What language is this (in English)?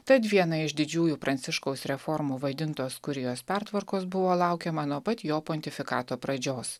Lithuanian